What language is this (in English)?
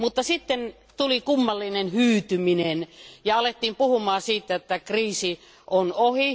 Finnish